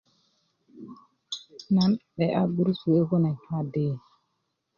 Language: Kuku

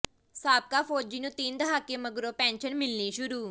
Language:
Punjabi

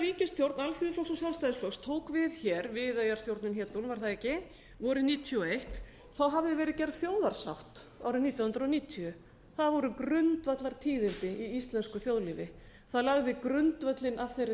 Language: Icelandic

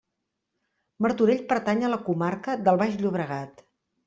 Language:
Catalan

